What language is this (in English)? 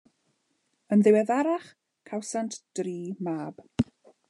Welsh